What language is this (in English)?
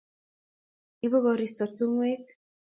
Kalenjin